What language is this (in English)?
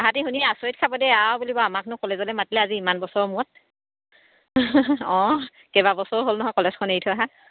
Assamese